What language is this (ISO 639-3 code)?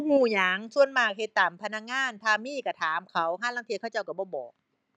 tha